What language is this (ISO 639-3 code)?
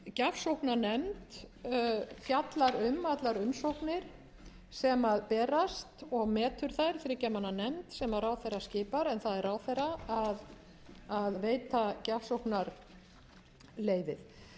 isl